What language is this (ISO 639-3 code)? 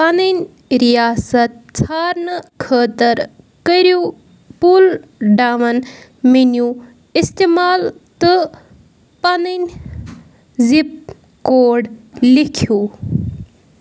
kas